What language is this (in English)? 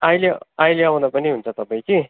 Nepali